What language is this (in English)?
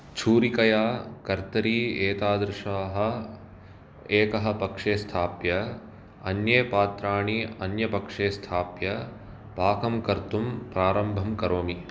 Sanskrit